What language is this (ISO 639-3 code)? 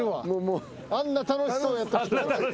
jpn